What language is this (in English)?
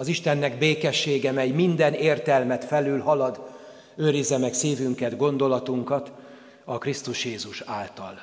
Hungarian